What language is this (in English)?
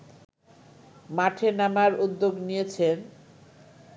Bangla